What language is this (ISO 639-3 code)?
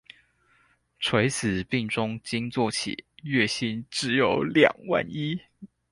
zho